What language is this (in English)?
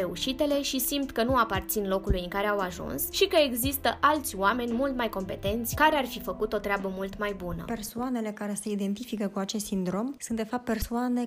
Romanian